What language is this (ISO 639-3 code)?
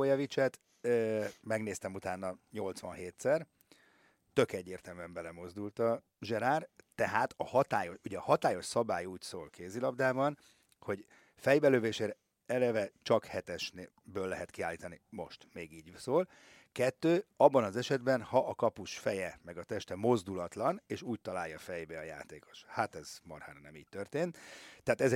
hun